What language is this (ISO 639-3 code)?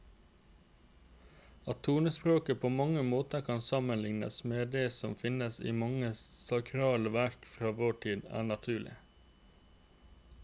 nor